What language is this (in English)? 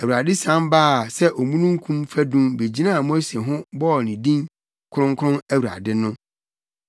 Akan